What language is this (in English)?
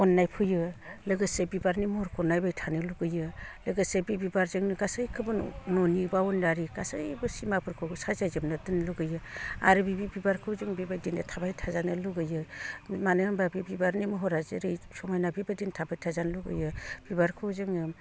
Bodo